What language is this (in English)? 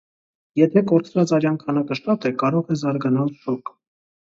Armenian